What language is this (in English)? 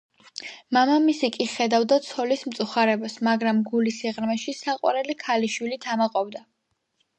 Georgian